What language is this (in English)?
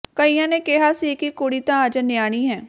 Punjabi